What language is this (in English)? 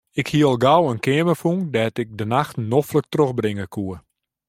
Western Frisian